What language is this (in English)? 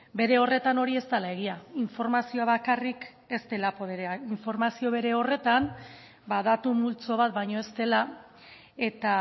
Basque